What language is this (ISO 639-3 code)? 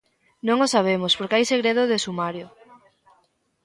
glg